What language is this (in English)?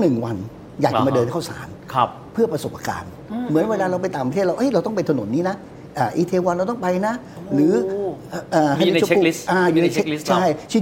Thai